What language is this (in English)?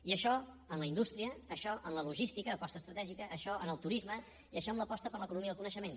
Catalan